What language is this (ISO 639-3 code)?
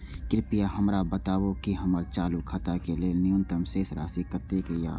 mai